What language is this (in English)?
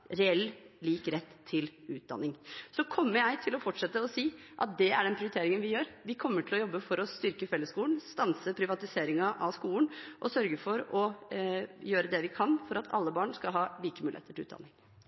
Norwegian Bokmål